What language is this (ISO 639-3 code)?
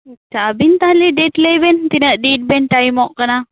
sat